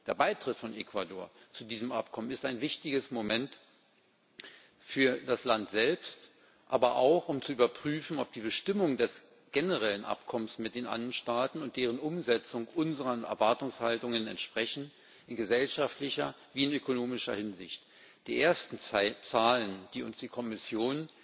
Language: German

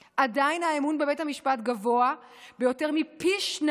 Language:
Hebrew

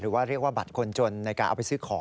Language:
Thai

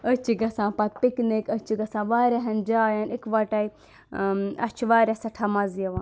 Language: Kashmiri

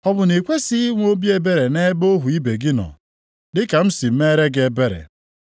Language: Igbo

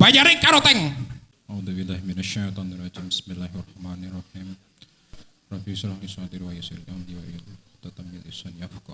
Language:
Indonesian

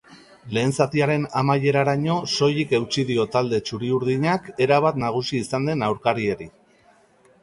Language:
Basque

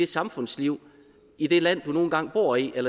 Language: Danish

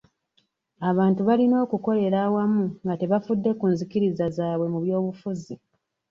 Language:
Ganda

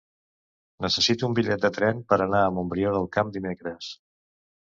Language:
Catalan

